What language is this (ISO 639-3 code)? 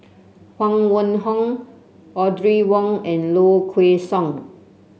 eng